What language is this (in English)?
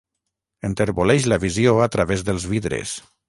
Catalan